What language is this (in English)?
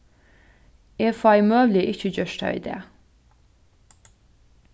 Faroese